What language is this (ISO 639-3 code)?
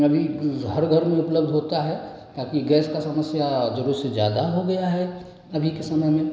hin